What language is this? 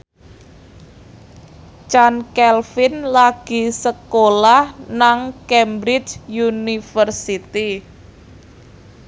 Javanese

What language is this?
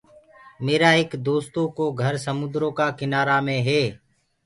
Gurgula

